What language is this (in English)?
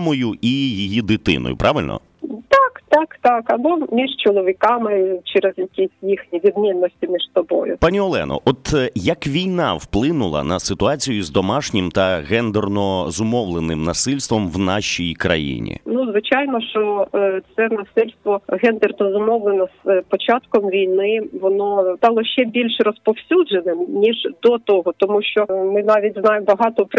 Ukrainian